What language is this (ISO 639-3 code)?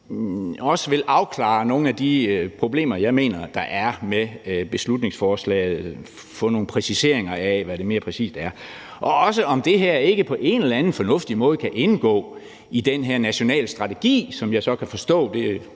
dan